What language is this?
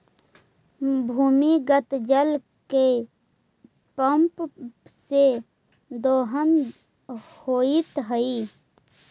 Magahi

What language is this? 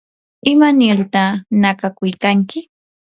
Yanahuanca Pasco Quechua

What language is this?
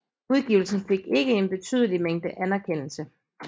Danish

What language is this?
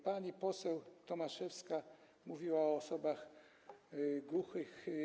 Polish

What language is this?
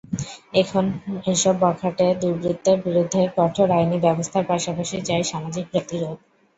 Bangla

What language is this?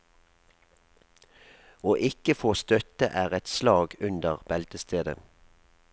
Norwegian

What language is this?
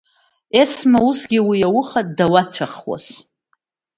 Abkhazian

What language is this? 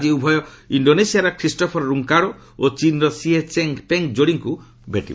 Odia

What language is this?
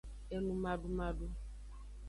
Aja (Benin)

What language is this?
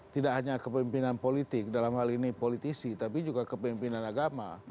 Indonesian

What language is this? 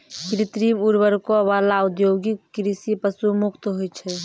Maithili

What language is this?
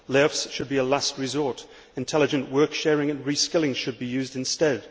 English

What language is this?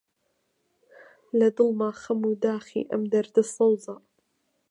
Central Kurdish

